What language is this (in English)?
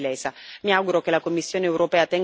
Italian